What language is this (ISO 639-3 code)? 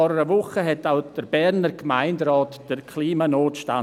gsw